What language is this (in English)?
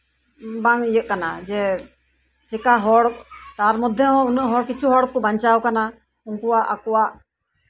Santali